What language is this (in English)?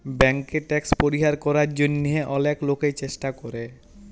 Bangla